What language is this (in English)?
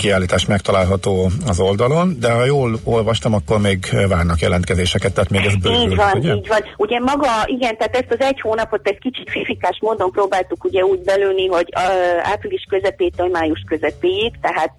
Hungarian